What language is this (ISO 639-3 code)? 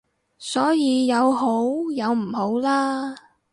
yue